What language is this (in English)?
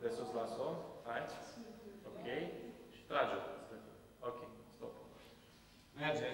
Romanian